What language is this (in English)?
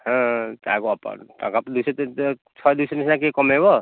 Odia